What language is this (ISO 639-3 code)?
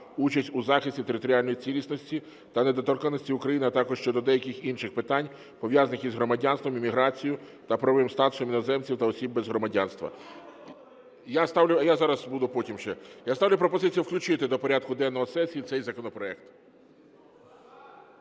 ukr